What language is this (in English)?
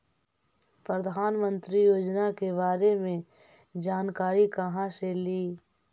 Magahi